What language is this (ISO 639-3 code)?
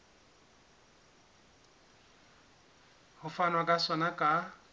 sot